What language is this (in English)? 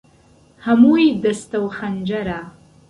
Central Kurdish